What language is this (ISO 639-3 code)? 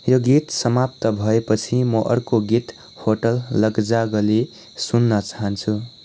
nep